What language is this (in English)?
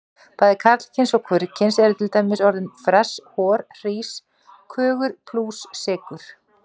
Icelandic